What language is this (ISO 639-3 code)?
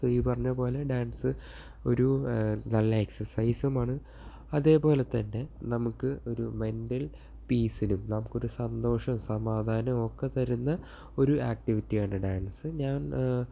mal